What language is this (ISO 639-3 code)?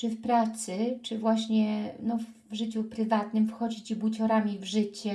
pol